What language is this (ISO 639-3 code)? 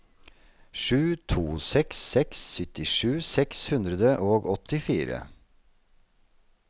nor